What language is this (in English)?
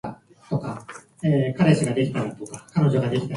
Japanese